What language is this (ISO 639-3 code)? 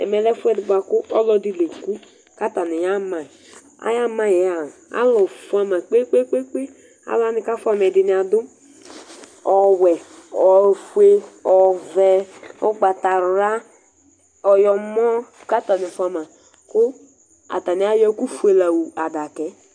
kpo